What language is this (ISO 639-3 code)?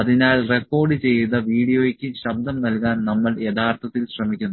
mal